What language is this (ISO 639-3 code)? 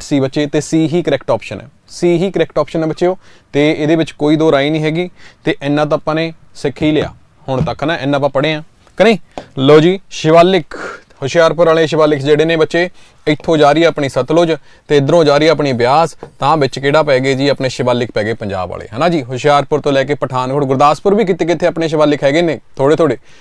hin